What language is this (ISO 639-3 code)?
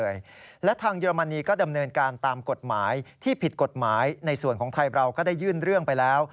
tha